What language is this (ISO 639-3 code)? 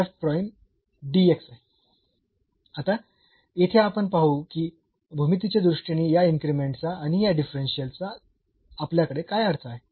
mar